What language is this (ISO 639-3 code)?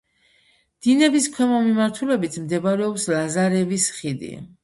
kat